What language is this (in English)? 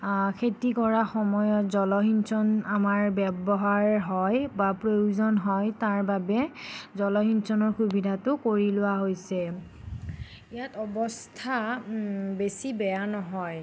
Assamese